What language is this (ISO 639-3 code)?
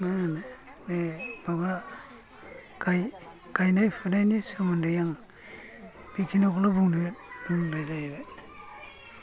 brx